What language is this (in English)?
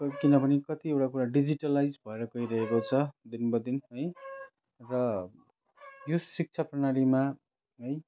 Nepali